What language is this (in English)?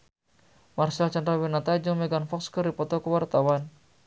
Sundanese